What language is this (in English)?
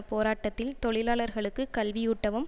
Tamil